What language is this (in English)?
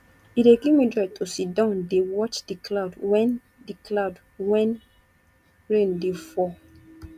Nigerian Pidgin